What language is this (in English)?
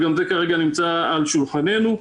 Hebrew